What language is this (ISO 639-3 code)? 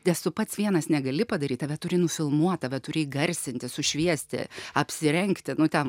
lit